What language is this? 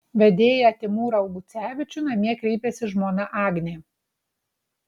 Lithuanian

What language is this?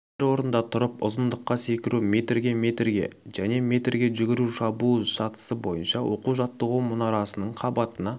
Kazakh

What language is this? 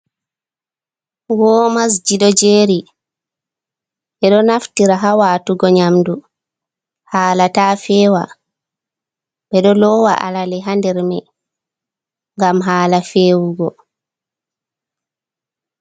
Fula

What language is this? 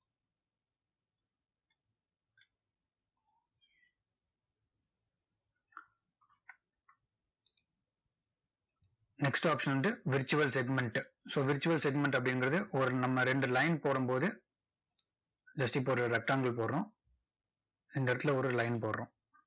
Tamil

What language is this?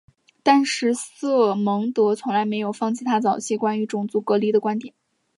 Chinese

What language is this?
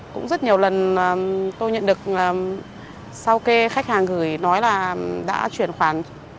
Vietnamese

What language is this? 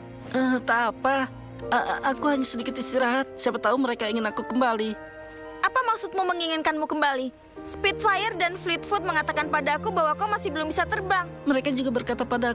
Indonesian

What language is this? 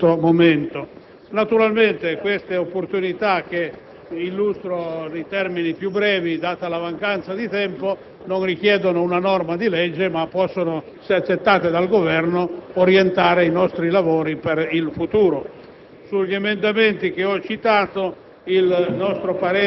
Italian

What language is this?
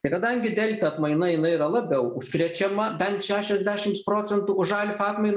Lithuanian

